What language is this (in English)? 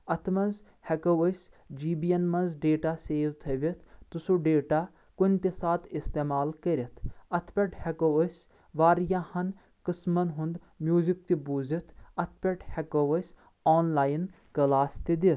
Kashmiri